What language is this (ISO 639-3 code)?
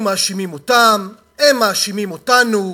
heb